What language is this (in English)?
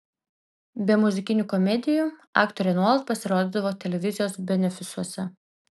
Lithuanian